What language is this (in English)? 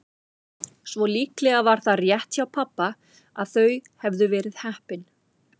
Icelandic